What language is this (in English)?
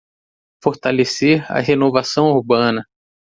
Portuguese